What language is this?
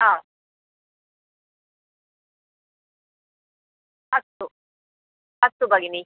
Sanskrit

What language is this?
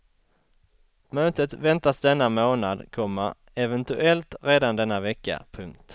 Swedish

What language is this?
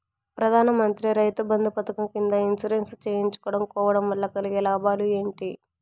Telugu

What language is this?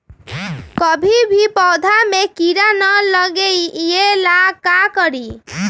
Magahi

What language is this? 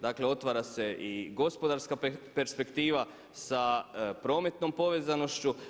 Croatian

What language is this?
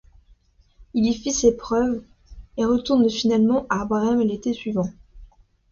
French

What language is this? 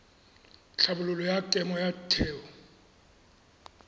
Tswana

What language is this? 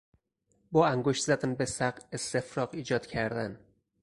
Persian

